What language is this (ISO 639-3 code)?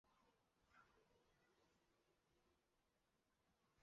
zho